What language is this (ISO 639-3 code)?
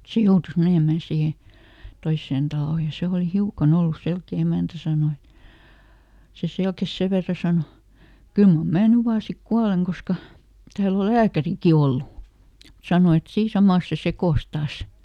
fin